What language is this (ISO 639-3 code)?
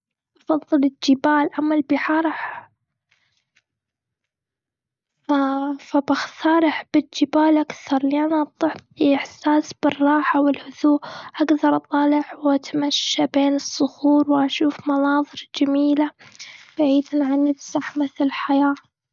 afb